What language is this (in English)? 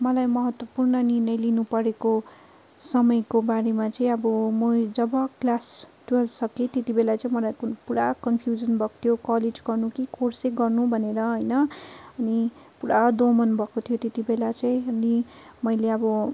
Nepali